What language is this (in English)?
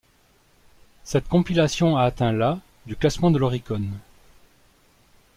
French